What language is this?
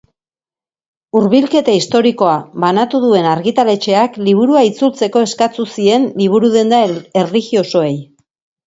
Basque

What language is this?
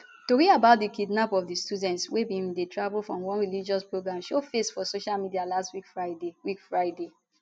Nigerian Pidgin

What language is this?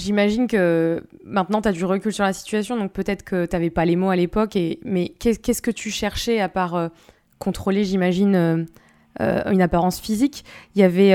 French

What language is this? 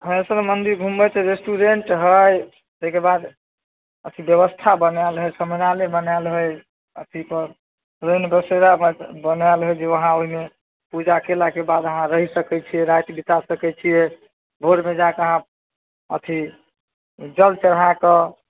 Maithili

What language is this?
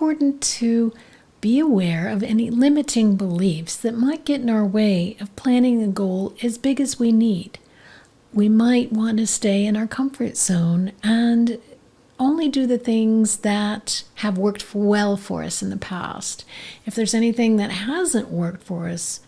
English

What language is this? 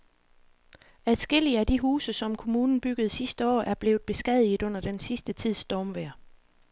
Danish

